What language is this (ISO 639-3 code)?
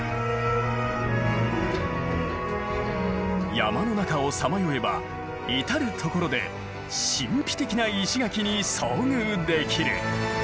jpn